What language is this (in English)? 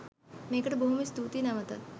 Sinhala